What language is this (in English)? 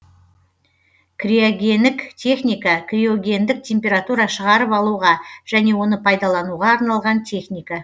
Kazakh